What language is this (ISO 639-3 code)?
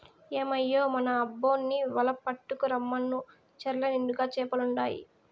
tel